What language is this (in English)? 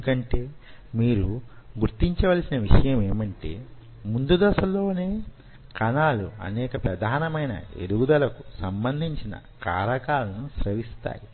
Telugu